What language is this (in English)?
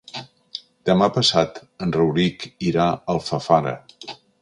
Catalan